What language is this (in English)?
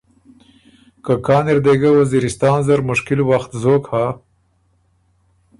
Ormuri